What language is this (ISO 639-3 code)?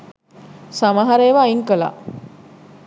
sin